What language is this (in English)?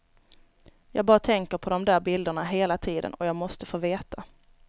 Swedish